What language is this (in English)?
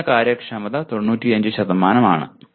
Malayalam